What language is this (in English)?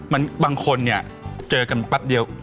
Thai